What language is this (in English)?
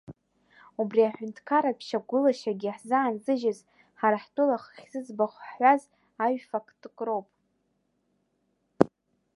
Abkhazian